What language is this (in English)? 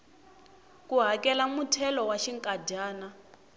Tsonga